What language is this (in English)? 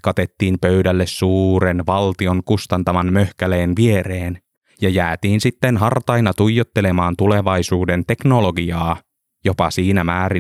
Finnish